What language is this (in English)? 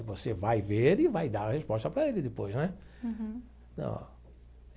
Portuguese